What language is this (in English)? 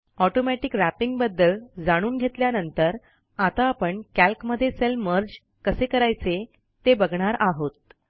Marathi